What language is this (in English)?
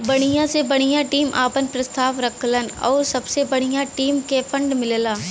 Bhojpuri